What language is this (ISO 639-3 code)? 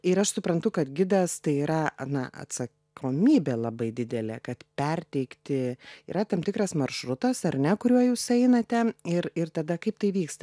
lit